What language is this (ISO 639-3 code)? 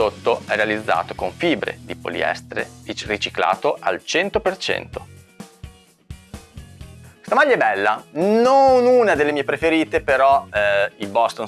ita